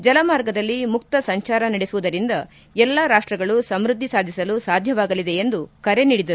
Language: Kannada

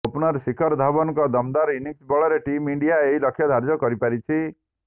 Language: Odia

